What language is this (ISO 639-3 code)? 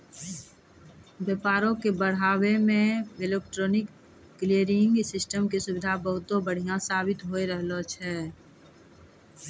mai